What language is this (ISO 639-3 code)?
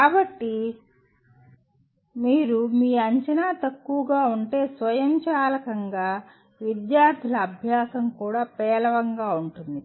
tel